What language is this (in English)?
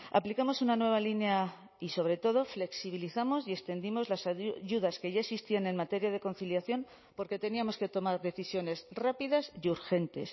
Spanish